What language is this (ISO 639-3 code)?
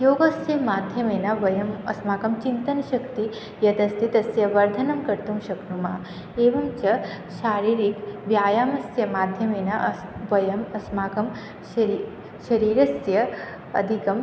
san